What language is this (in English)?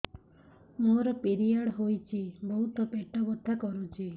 Odia